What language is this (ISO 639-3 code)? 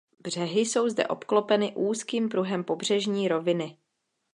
ces